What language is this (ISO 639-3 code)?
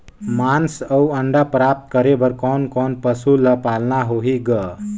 hne